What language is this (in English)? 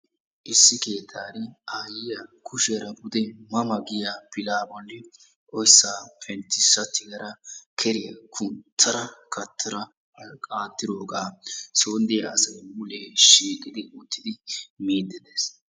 Wolaytta